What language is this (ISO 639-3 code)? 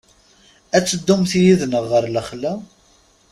kab